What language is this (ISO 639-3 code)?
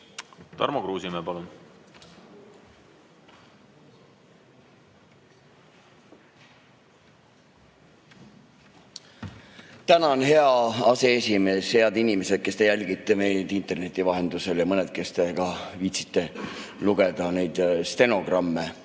est